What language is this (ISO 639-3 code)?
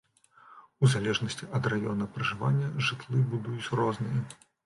bel